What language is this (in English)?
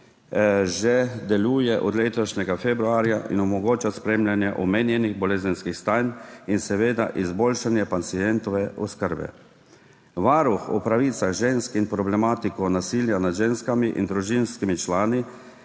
Slovenian